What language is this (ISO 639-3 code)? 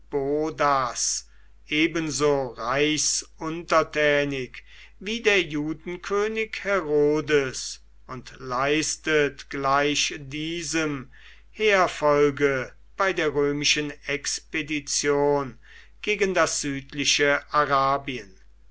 deu